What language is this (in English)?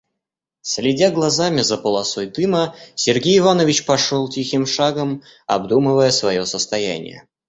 Russian